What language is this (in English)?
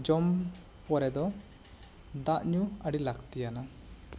Santali